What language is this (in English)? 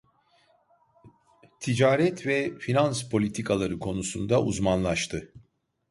Turkish